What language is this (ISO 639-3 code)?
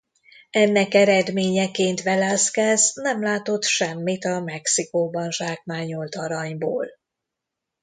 hun